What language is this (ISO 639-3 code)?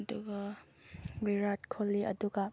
mni